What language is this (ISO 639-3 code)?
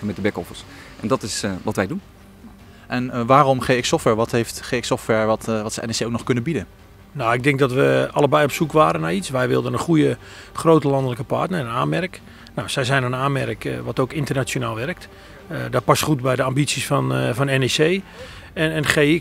nld